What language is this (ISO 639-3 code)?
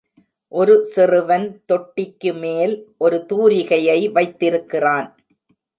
tam